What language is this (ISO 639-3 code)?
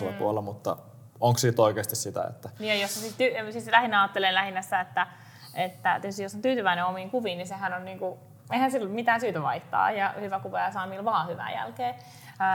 fin